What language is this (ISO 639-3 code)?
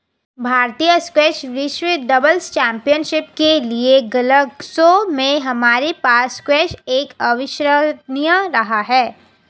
hin